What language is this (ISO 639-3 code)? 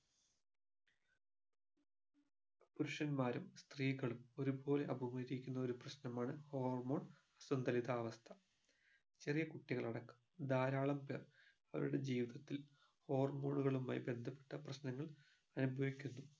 mal